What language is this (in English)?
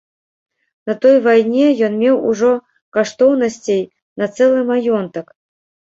Belarusian